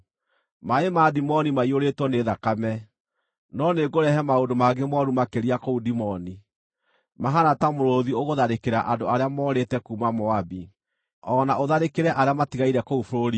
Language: Kikuyu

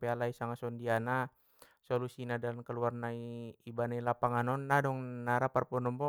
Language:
Batak Mandailing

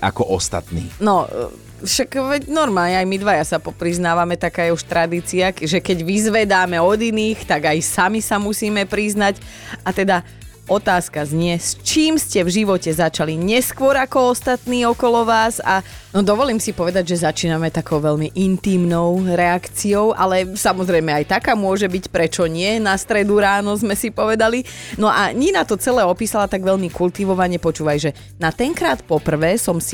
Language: Slovak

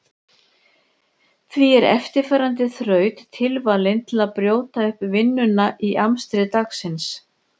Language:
Icelandic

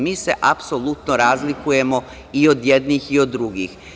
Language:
Serbian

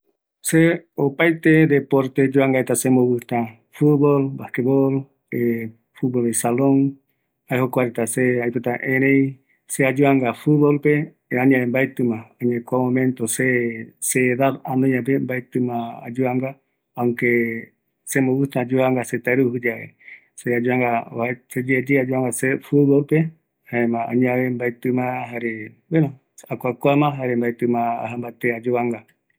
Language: Eastern Bolivian Guaraní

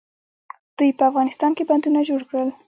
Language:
Pashto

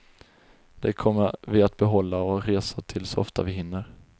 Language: Swedish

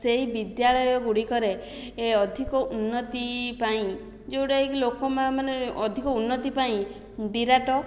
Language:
Odia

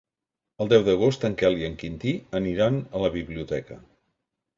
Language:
Catalan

